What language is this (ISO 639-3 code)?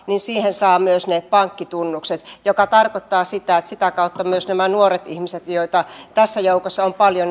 fin